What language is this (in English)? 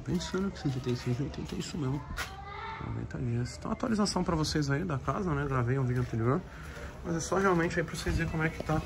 Portuguese